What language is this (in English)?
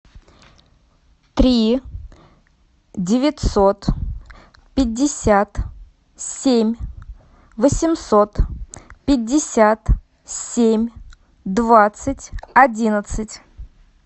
Russian